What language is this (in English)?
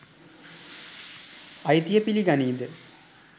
Sinhala